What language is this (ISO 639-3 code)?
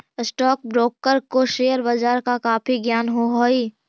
mag